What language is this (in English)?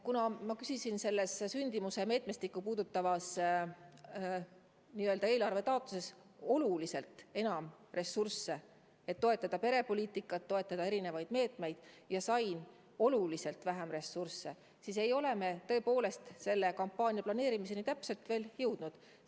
Estonian